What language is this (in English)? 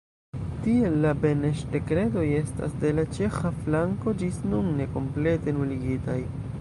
Esperanto